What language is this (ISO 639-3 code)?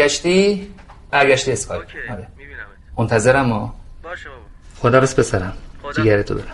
fas